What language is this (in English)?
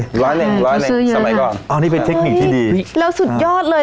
Thai